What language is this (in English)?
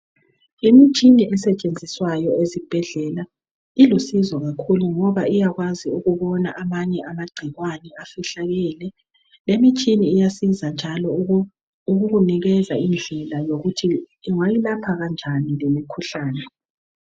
North Ndebele